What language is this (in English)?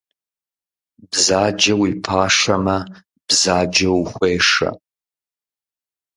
Kabardian